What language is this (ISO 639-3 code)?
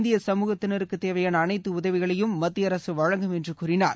tam